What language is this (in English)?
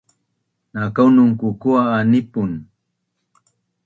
Bunun